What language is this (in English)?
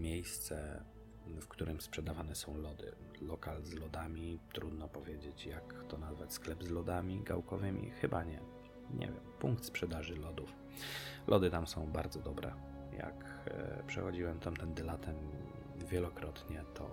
Polish